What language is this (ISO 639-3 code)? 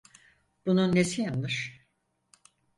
tur